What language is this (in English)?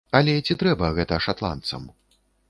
Belarusian